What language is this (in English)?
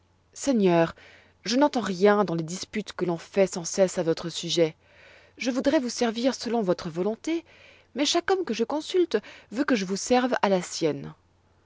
French